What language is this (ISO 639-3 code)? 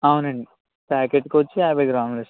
tel